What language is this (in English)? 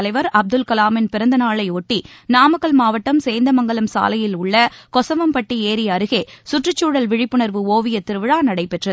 Tamil